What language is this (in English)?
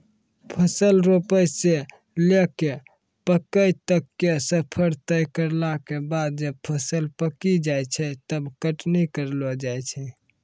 Maithili